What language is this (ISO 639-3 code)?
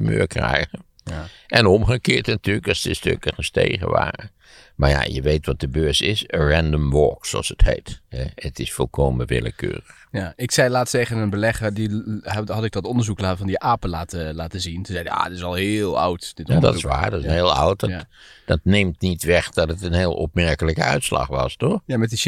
nld